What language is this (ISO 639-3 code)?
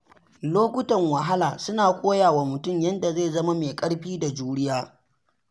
hau